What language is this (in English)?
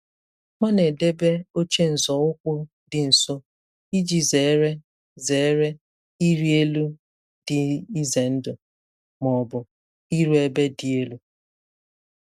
Igbo